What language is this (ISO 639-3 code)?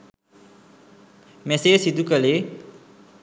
sin